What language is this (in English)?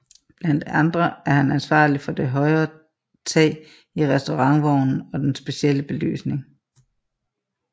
Danish